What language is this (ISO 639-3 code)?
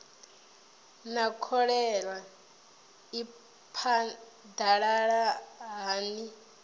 ven